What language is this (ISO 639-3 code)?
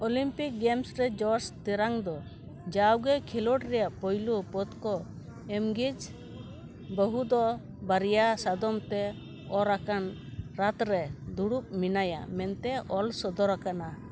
sat